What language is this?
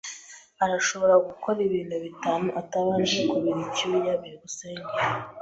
Kinyarwanda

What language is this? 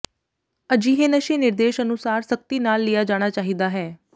Punjabi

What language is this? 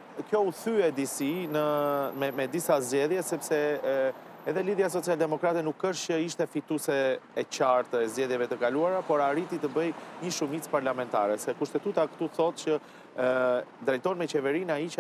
Romanian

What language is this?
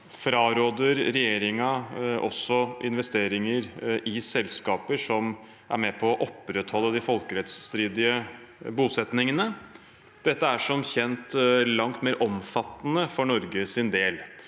Norwegian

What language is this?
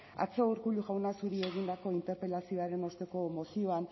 Basque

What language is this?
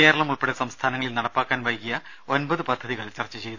Malayalam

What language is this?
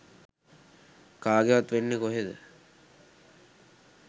Sinhala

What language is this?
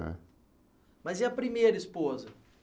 Portuguese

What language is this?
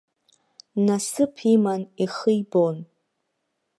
Abkhazian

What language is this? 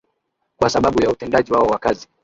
Swahili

